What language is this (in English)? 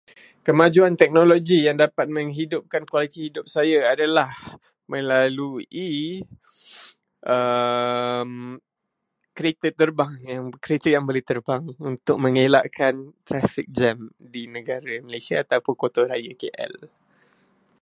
Malay